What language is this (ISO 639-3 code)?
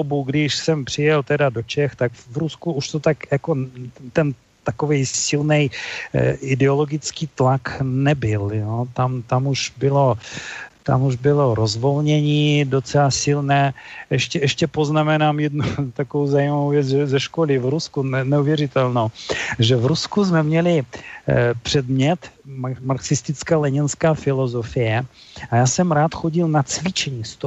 ces